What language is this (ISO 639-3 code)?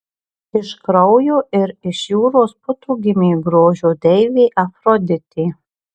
lit